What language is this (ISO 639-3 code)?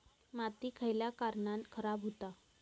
mar